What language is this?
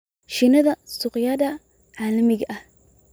Somali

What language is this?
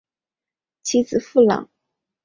Chinese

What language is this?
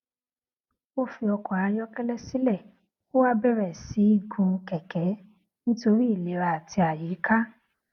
Yoruba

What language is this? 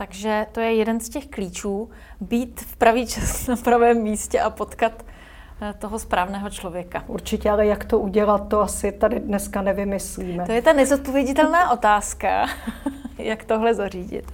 Czech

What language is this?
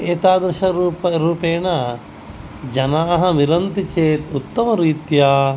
Sanskrit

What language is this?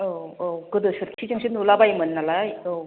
Bodo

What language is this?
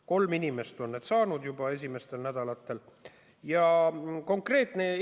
Estonian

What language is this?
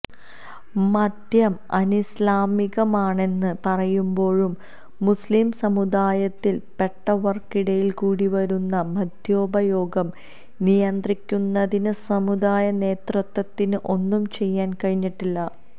Malayalam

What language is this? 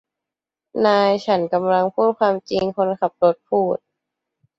Thai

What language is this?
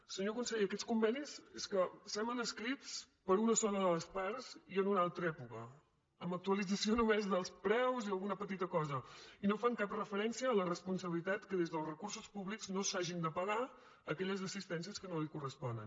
Catalan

